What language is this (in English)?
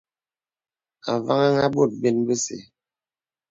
Bebele